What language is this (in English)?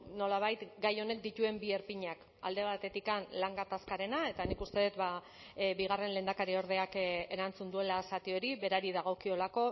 Basque